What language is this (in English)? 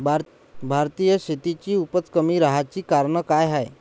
Marathi